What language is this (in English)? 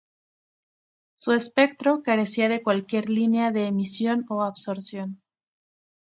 Spanish